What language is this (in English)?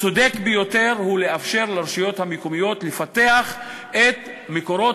Hebrew